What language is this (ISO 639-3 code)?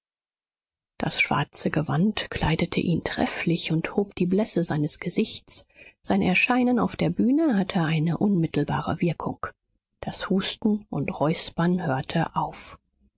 deu